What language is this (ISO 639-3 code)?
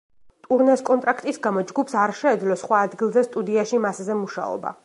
kat